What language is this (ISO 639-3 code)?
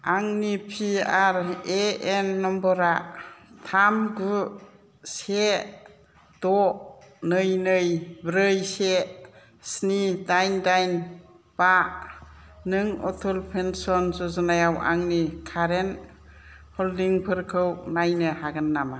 brx